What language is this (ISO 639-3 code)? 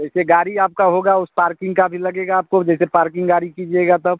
hin